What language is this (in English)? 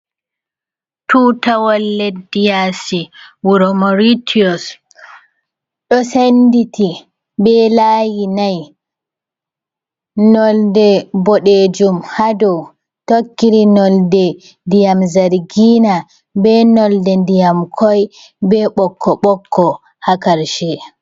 Fula